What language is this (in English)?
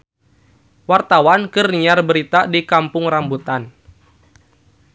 Sundanese